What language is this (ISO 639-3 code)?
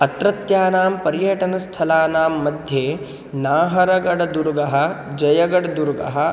san